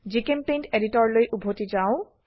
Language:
Assamese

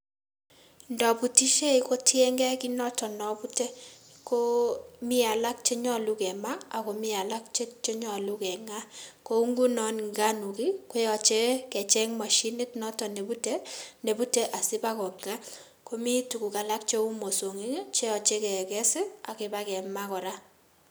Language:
Kalenjin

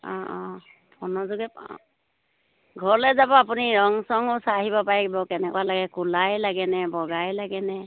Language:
Assamese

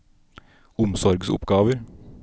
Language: Norwegian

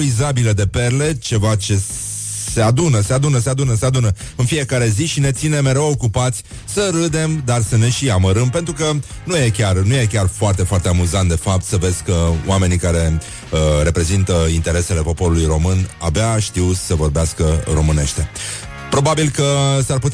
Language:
Romanian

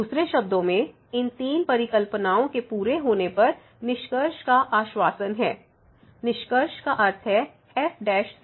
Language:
Hindi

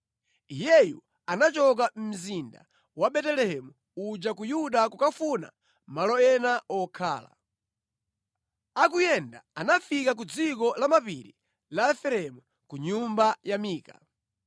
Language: Nyanja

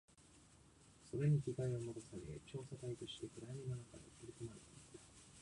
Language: Japanese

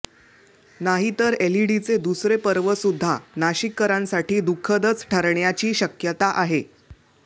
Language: Marathi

